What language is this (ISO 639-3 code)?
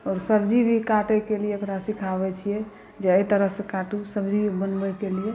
mai